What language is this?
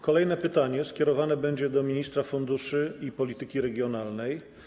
Polish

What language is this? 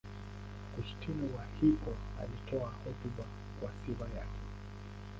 Swahili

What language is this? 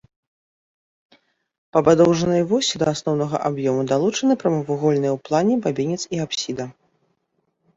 Belarusian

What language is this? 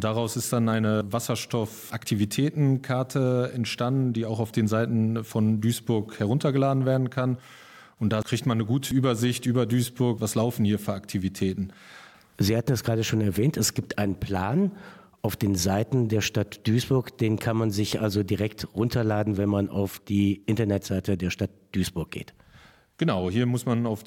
German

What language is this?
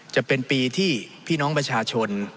Thai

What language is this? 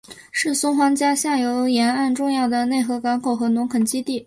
Chinese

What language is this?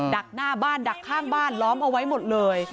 Thai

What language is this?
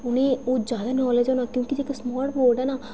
Dogri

